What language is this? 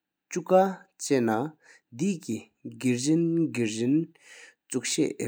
Sikkimese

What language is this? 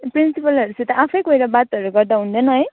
Nepali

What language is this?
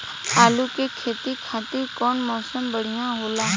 Bhojpuri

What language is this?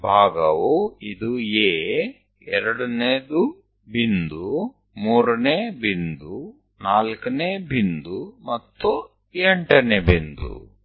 Gujarati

